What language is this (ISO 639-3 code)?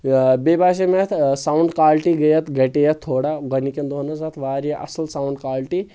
kas